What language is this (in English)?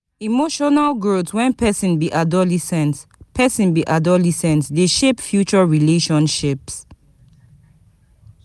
Nigerian Pidgin